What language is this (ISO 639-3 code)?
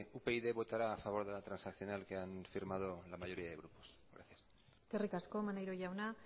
spa